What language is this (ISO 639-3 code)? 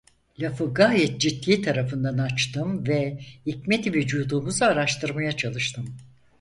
tur